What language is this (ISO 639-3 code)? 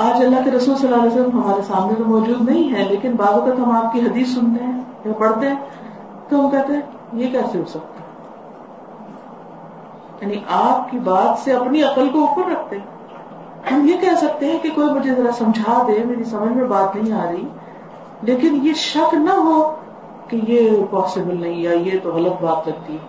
urd